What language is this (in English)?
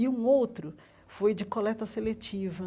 Portuguese